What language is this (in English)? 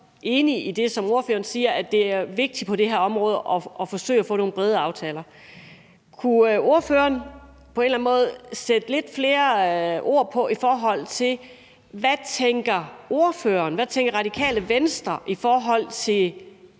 Danish